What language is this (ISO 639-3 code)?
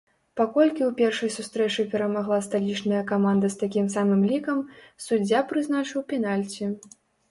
bel